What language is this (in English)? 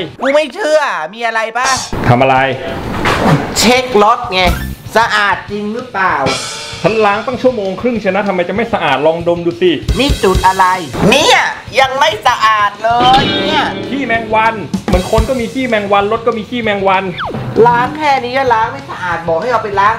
Thai